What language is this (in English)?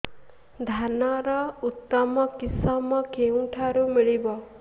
Odia